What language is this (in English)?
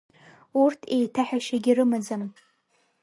Abkhazian